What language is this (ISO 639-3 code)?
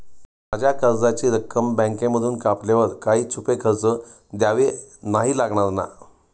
mar